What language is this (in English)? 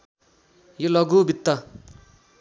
Nepali